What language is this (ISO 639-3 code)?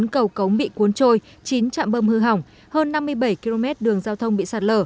vie